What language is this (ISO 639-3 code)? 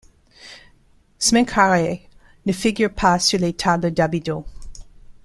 fra